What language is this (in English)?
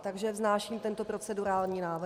Czech